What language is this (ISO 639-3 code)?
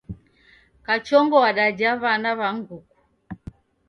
dav